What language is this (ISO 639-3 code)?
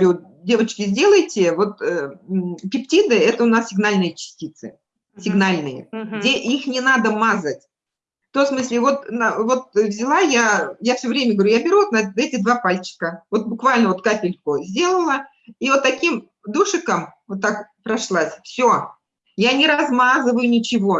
rus